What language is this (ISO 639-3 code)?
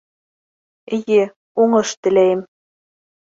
bak